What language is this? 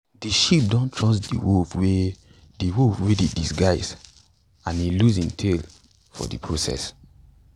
Nigerian Pidgin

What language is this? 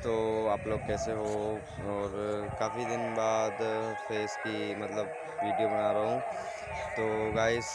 Hindi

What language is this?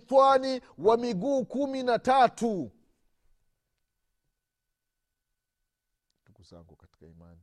Swahili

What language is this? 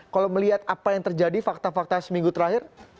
Indonesian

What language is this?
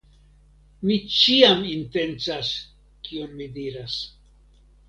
Esperanto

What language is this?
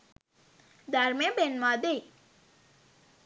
Sinhala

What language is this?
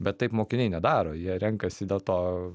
Lithuanian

